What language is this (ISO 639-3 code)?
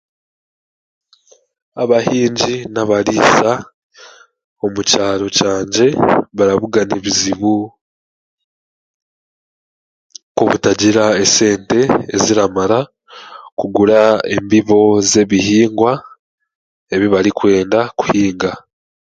cgg